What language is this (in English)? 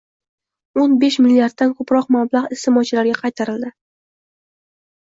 Uzbek